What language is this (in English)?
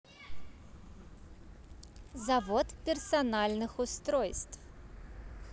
Russian